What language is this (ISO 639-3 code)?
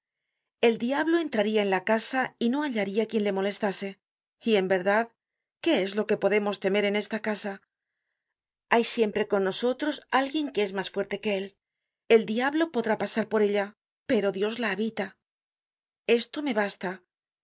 spa